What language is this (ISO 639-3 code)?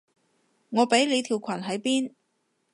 yue